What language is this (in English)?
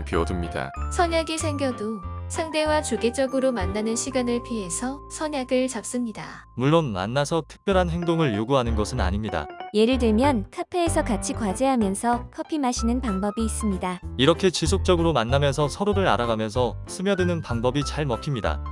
Korean